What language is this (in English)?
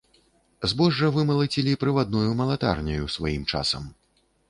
Belarusian